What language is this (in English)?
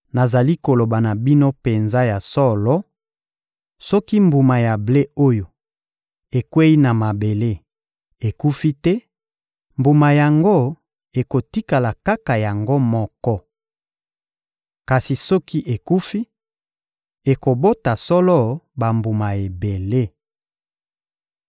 Lingala